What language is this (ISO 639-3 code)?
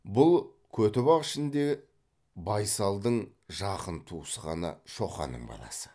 kaz